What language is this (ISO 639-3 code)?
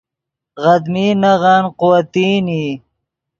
ydg